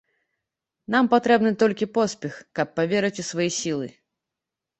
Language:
Belarusian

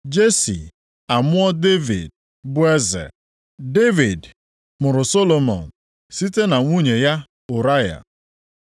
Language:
Igbo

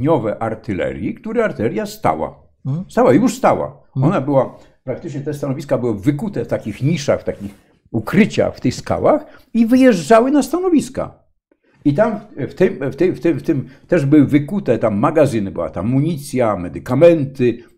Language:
Polish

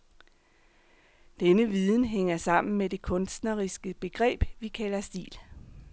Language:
Danish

